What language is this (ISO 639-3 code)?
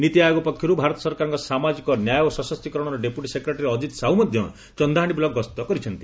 ori